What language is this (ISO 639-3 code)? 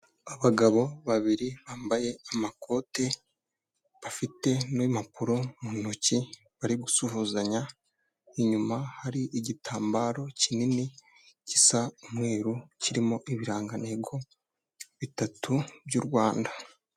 kin